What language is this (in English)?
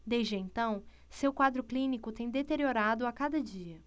Portuguese